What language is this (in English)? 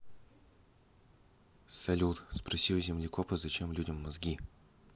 Russian